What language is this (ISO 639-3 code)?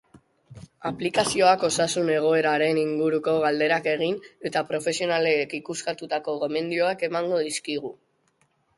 eus